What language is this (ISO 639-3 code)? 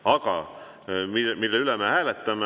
est